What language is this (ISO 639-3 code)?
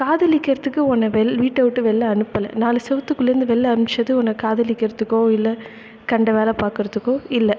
tam